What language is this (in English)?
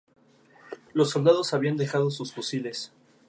Spanish